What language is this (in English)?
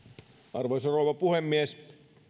Finnish